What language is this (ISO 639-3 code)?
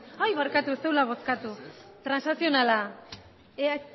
eus